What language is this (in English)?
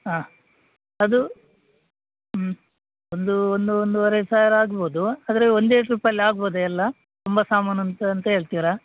Kannada